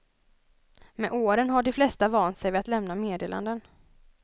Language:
Swedish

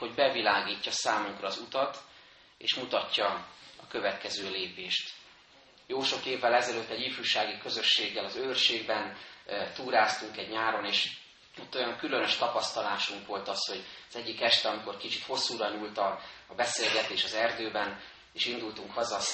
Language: Hungarian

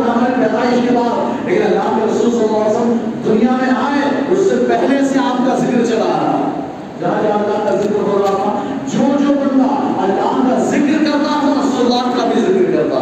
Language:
Urdu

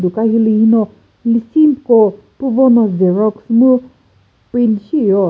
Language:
Chokri Naga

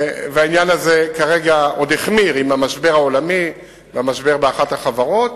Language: Hebrew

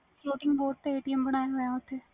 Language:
Punjabi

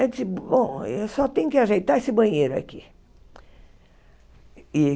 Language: Portuguese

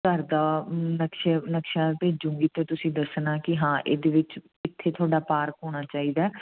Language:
Punjabi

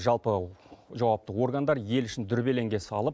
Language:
Kazakh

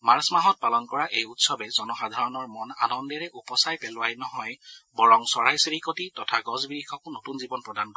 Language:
Assamese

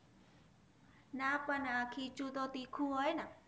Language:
Gujarati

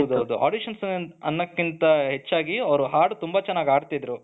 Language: Kannada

